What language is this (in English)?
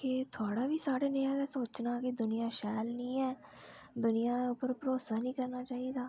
Dogri